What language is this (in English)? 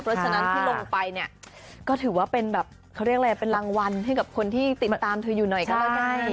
Thai